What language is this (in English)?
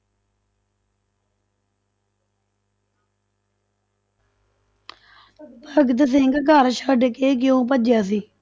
Punjabi